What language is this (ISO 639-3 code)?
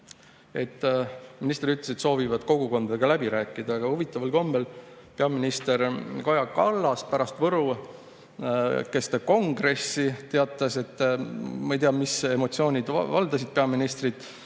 est